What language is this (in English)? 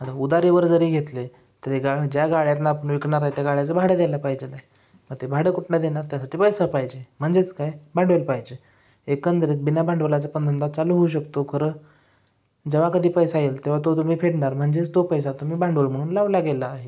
Marathi